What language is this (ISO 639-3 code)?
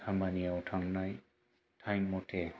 brx